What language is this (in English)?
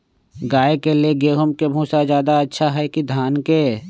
Magahi